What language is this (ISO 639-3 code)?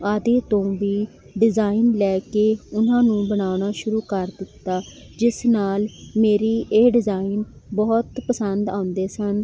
pan